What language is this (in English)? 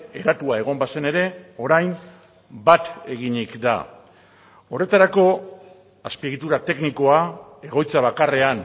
Basque